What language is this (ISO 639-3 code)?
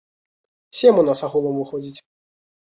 bel